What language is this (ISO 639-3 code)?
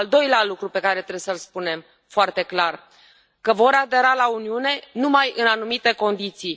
ron